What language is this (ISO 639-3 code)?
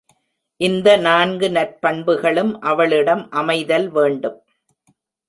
tam